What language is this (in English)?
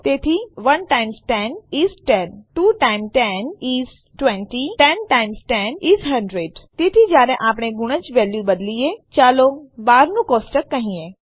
Gujarati